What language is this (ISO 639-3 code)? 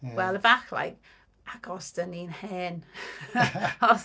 cym